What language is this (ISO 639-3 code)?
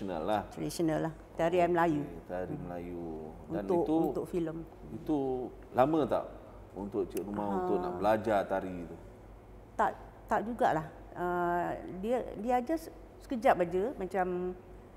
msa